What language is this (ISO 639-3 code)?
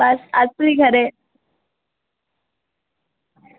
doi